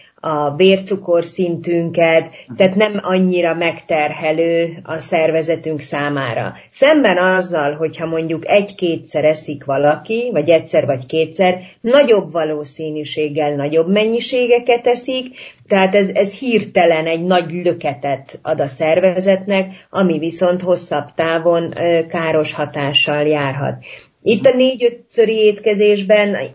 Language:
Hungarian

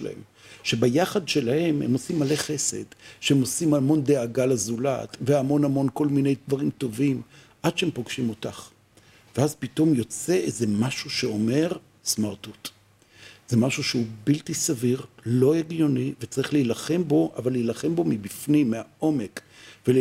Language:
Hebrew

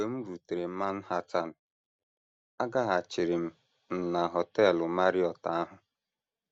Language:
Igbo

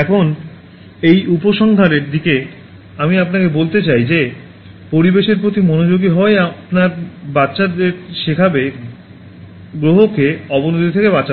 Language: Bangla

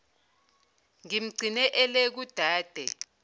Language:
Zulu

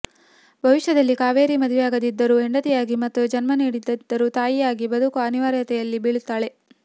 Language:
Kannada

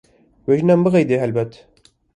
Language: Kurdish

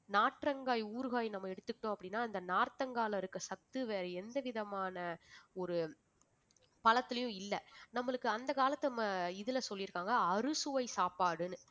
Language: Tamil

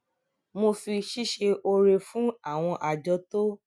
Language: Yoruba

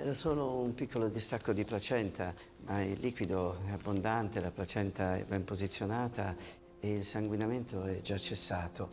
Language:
Italian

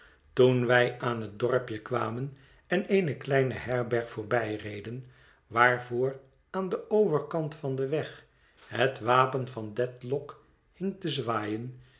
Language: Dutch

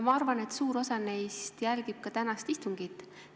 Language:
Estonian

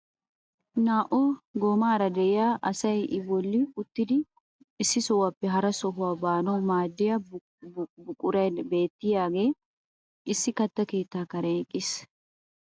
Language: Wolaytta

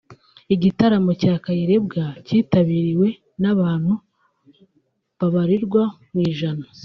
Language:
Kinyarwanda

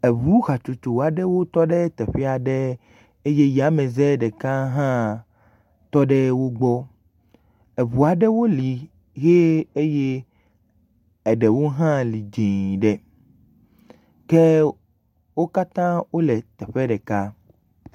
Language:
Ewe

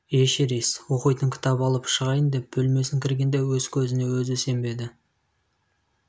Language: Kazakh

